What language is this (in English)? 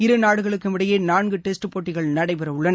Tamil